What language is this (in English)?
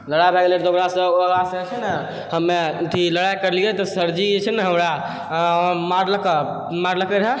Maithili